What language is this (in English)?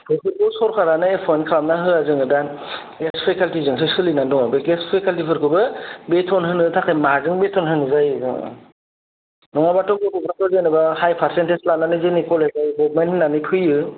Bodo